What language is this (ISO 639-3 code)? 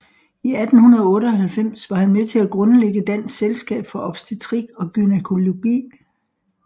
dan